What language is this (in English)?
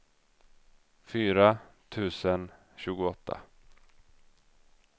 Swedish